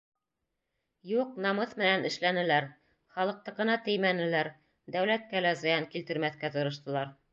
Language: Bashkir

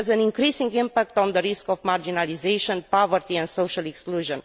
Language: English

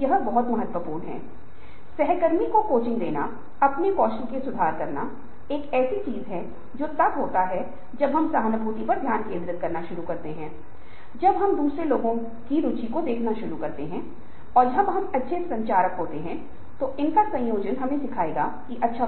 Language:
Hindi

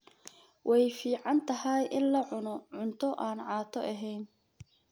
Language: Somali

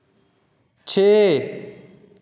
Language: Dogri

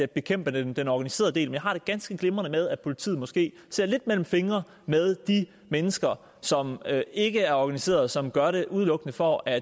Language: Danish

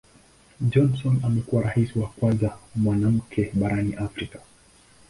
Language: Swahili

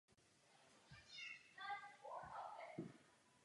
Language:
Czech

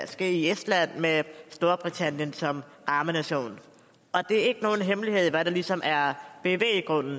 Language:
Danish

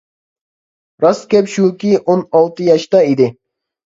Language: Uyghur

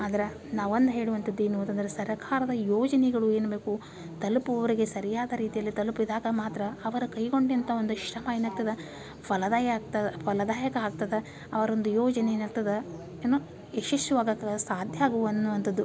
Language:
Kannada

